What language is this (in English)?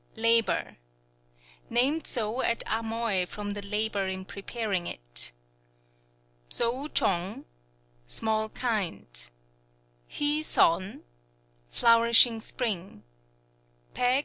English